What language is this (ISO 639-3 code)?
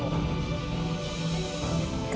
ind